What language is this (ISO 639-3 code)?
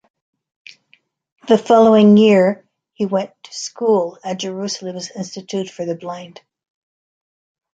eng